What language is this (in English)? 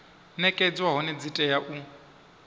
Venda